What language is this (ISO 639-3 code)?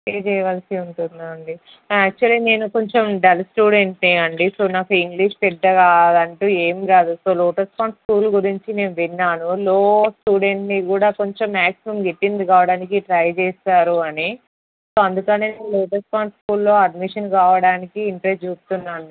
tel